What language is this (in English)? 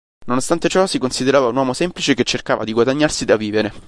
Italian